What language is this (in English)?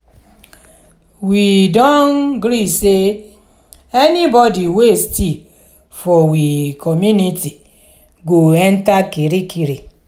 Nigerian Pidgin